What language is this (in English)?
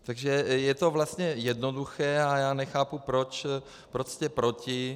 Czech